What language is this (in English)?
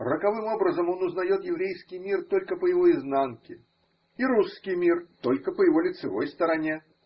Russian